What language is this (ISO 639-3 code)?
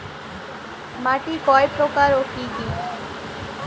ben